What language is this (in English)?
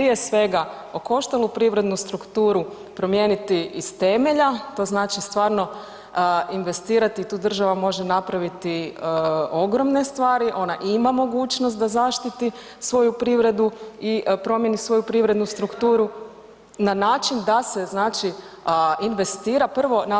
Croatian